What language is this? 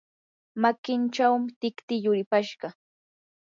Yanahuanca Pasco Quechua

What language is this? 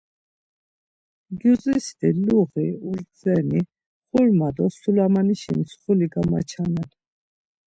Laz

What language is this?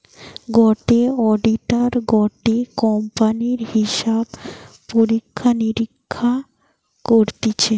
Bangla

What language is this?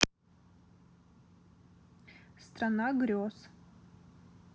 Russian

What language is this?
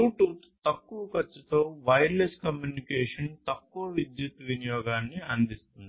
Telugu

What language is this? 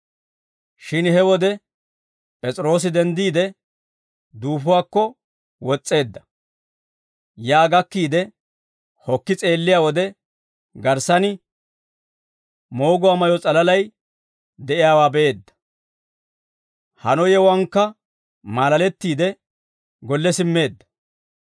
Dawro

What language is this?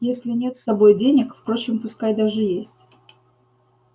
Russian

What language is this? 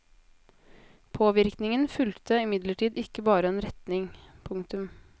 Norwegian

